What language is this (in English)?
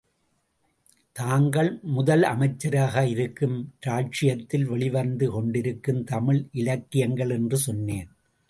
Tamil